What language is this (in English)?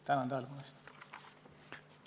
Estonian